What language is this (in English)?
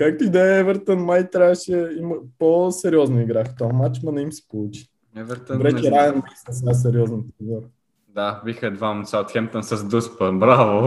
Bulgarian